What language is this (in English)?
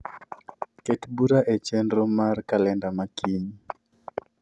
Luo (Kenya and Tanzania)